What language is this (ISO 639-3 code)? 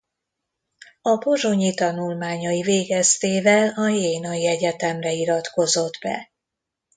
hun